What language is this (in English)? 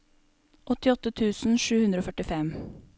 Norwegian